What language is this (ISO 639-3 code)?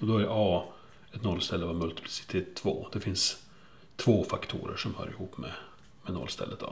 swe